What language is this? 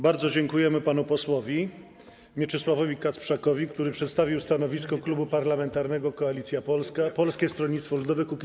Polish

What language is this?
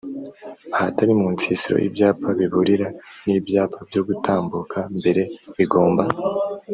Kinyarwanda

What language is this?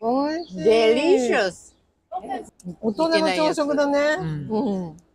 Japanese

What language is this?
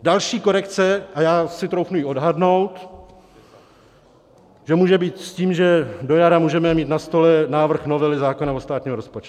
Czech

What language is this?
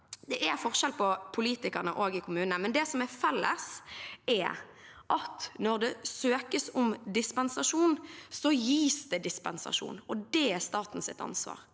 Norwegian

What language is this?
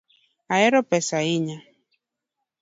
Luo (Kenya and Tanzania)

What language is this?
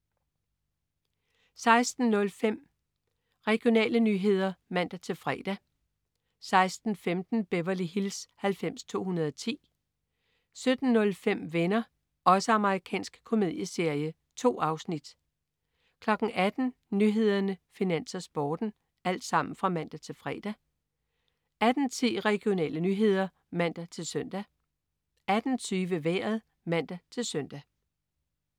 Danish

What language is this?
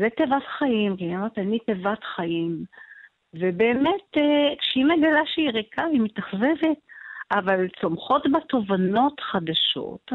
Hebrew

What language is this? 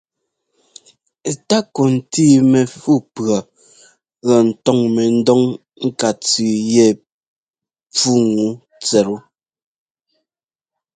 Ngomba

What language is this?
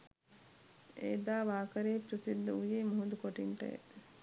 Sinhala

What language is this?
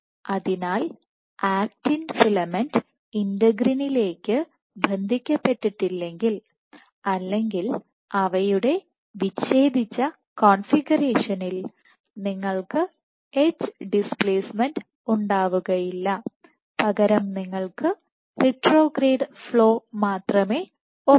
Malayalam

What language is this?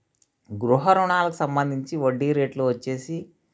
Telugu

